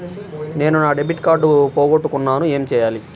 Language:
Telugu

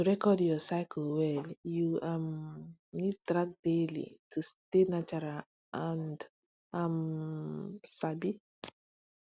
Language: Nigerian Pidgin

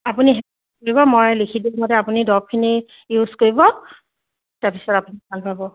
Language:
Assamese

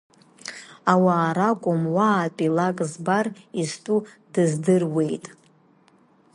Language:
Abkhazian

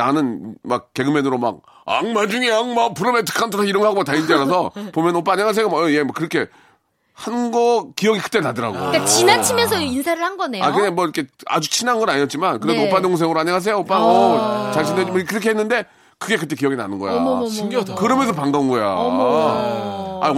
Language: Korean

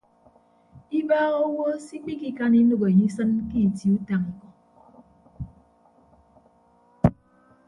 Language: Ibibio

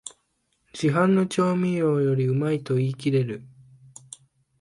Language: Japanese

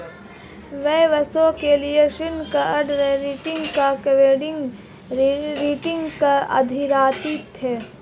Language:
Hindi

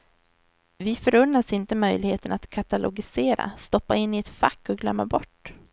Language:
Swedish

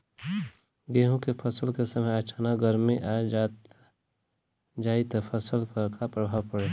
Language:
Bhojpuri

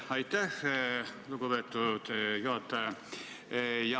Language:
Estonian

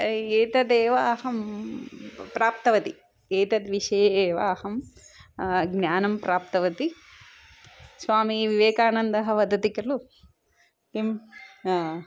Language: Sanskrit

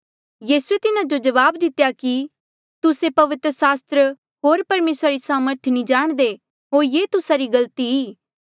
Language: Mandeali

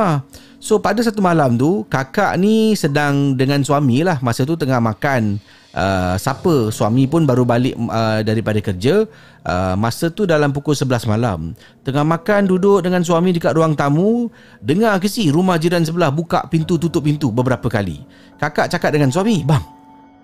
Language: Malay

